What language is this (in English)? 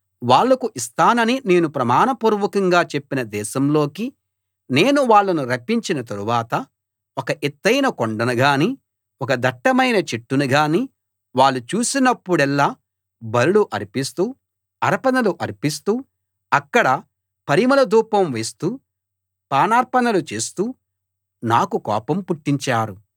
Telugu